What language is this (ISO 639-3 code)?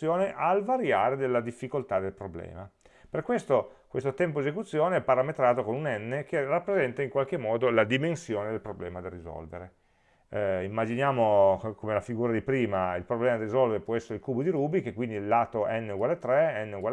ita